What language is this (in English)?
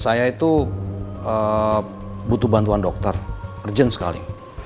Indonesian